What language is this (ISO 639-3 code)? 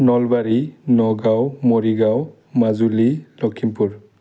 brx